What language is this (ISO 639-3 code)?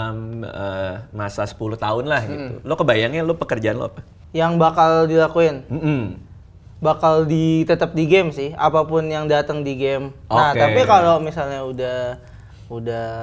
ind